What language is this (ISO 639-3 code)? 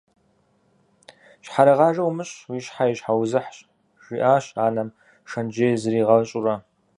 kbd